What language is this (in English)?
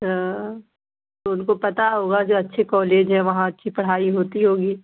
Urdu